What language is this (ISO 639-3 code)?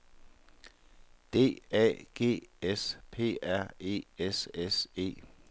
dan